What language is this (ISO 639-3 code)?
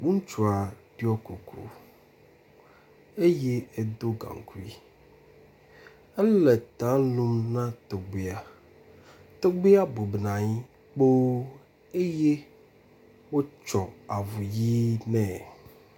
ewe